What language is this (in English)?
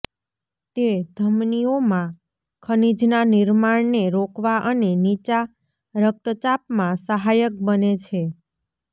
Gujarati